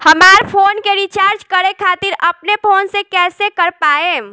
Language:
Bhojpuri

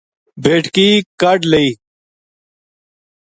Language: Gujari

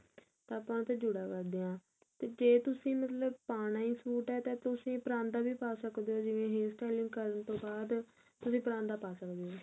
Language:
Punjabi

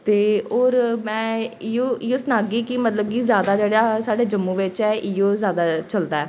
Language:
Dogri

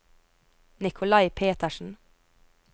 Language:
Norwegian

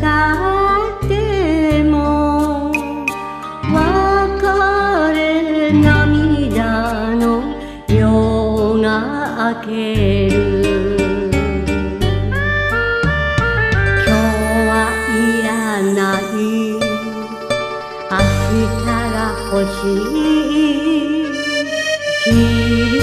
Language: Korean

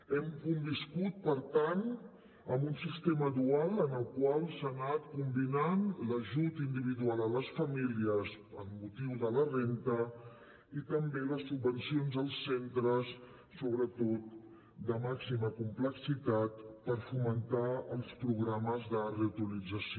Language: Catalan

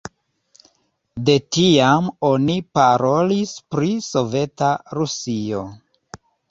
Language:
Esperanto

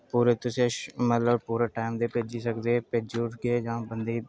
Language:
Dogri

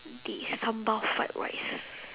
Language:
English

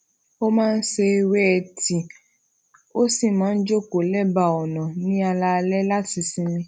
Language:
Yoruba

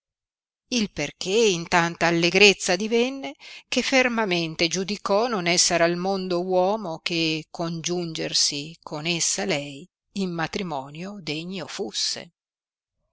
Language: Italian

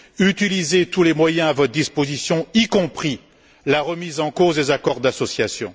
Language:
French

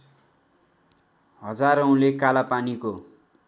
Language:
Nepali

